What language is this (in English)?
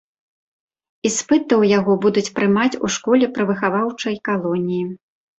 Belarusian